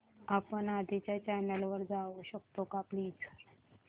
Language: Marathi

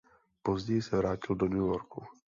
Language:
Czech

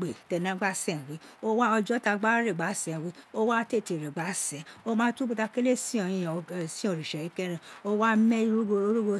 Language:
Isekiri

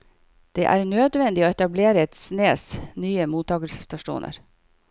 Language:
Norwegian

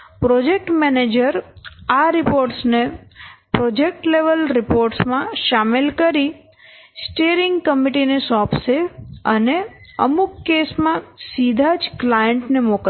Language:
Gujarati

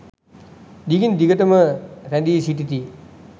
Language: Sinhala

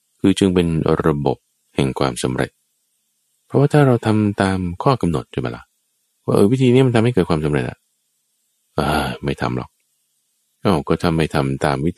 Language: Thai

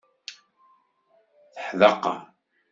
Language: Kabyle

